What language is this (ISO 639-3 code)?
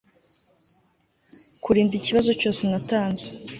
kin